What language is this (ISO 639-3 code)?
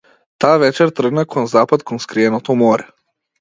mkd